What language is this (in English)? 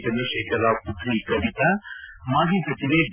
Kannada